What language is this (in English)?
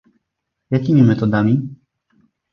Polish